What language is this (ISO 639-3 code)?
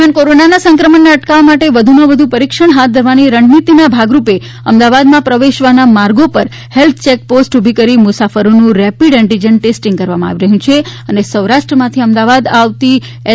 guj